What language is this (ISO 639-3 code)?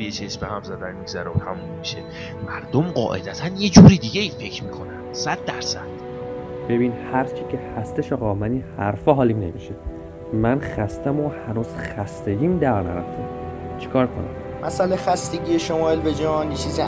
fas